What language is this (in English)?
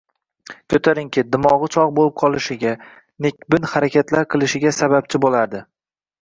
Uzbek